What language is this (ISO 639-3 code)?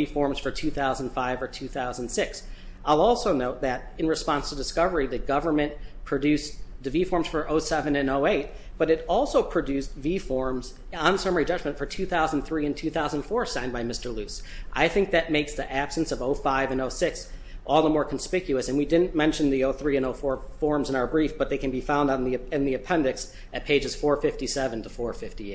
eng